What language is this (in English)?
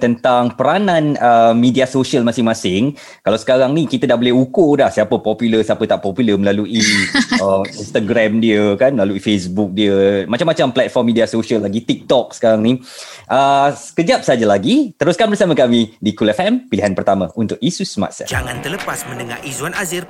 Malay